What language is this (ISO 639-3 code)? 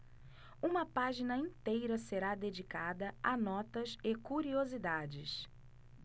por